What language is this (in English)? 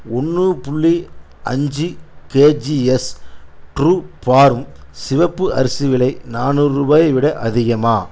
Tamil